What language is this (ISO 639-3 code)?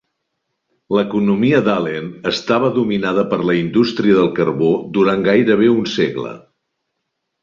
cat